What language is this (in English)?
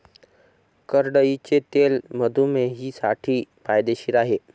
Marathi